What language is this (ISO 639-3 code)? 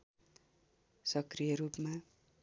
nep